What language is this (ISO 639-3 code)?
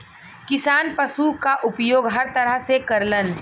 bho